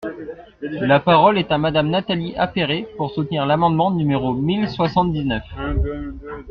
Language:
French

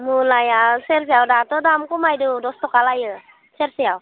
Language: Bodo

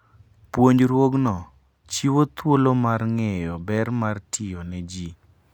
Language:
Luo (Kenya and Tanzania)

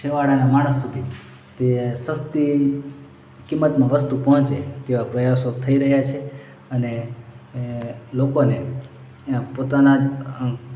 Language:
Gujarati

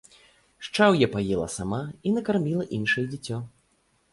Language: Belarusian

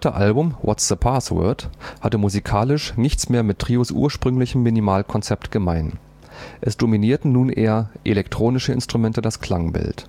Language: German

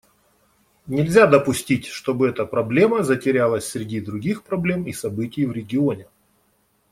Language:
Russian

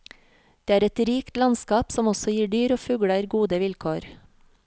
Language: Norwegian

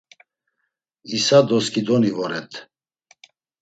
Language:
Laz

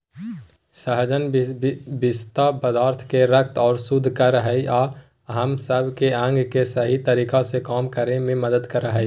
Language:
Magahi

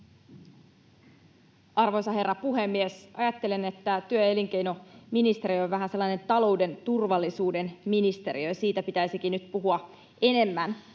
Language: Finnish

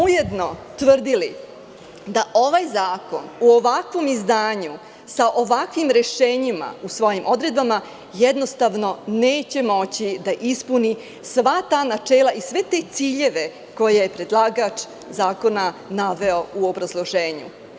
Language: Serbian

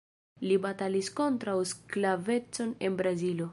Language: Esperanto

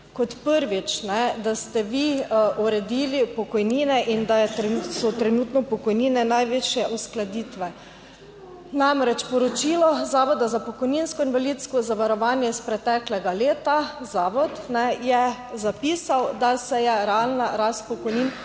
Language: Slovenian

